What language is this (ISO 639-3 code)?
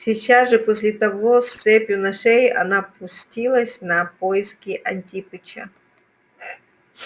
rus